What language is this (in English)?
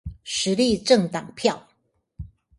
Chinese